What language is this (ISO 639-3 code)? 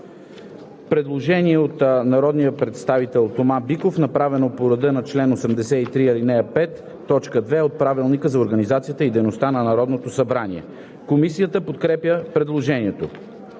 bul